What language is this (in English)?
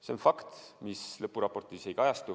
Estonian